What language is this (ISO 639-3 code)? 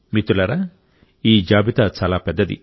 tel